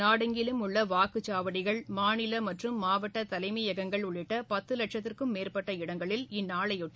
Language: Tamil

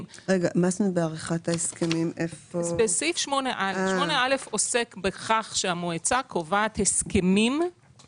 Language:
Hebrew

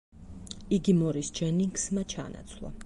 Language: Georgian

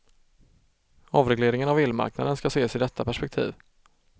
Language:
Swedish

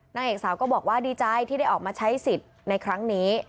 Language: Thai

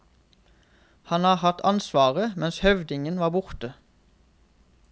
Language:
Norwegian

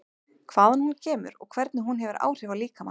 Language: Icelandic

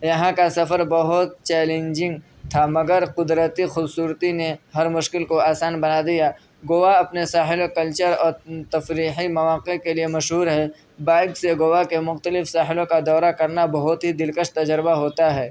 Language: Urdu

